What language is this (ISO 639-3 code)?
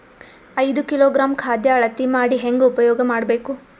kan